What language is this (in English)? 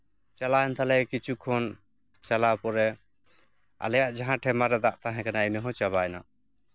Santali